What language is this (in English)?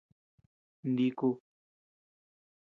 Tepeuxila Cuicatec